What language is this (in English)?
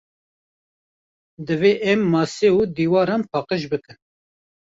Kurdish